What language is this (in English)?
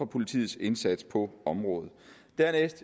Danish